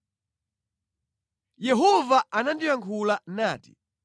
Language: Nyanja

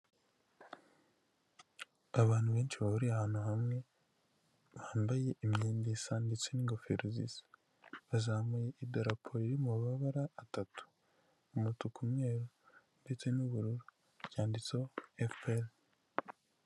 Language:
Kinyarwanda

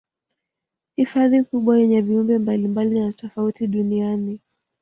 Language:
Swahili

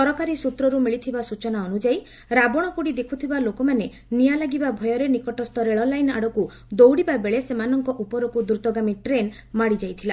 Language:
Odia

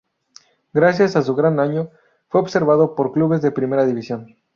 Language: Spanish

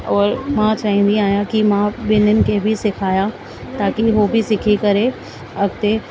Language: Sindhi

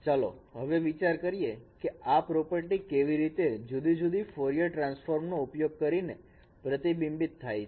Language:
Gujarati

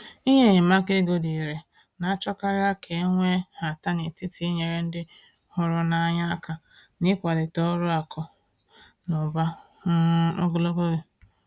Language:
Igbo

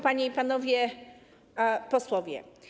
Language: Polish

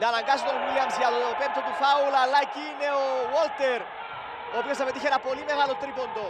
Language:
Greek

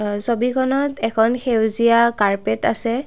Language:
Assamese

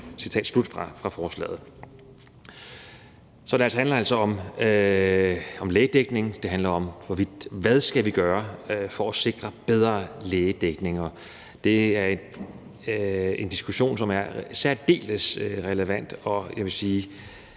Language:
Danish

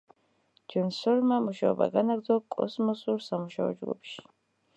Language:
Georgian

